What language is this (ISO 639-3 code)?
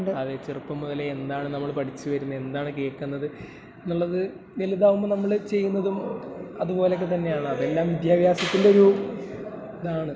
mal